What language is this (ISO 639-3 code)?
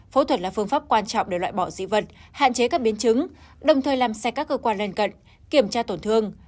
vie